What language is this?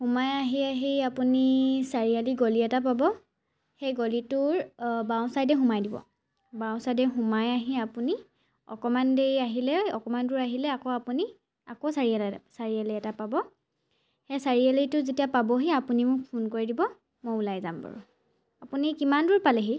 Assamese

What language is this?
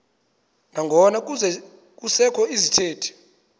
Xhosa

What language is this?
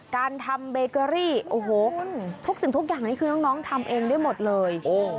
Thai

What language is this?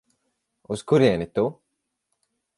Latvian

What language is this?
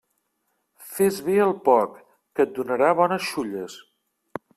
Catalan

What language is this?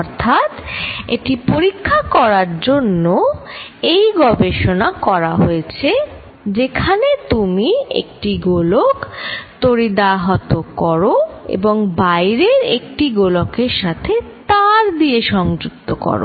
Bangla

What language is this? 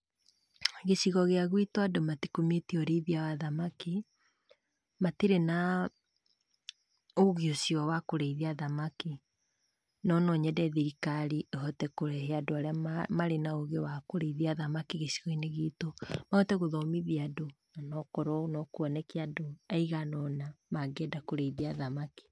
Kikuyu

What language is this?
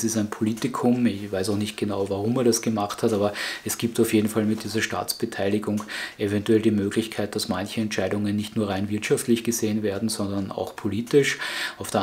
German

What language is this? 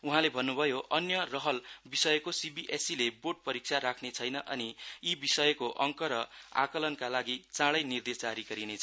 Nepali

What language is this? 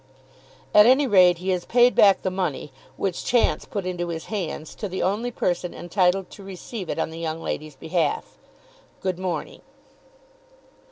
English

